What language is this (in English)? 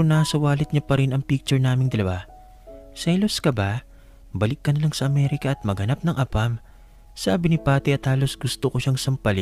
Filipino